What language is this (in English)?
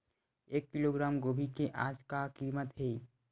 Chhattisgarhi